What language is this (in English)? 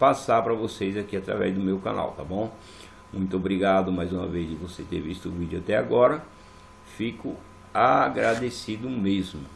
Portuguese